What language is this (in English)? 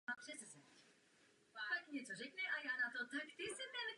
Czech